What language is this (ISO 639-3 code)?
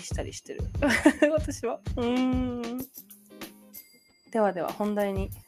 jpn